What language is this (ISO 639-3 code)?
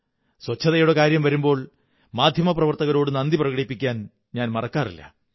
mal